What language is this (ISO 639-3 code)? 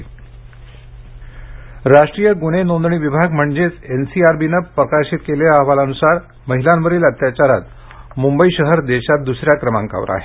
mar